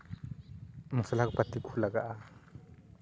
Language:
Santali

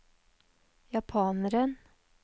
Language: Norwegian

